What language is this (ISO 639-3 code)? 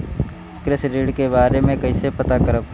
bho